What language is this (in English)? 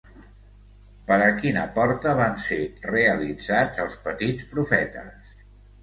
Catalan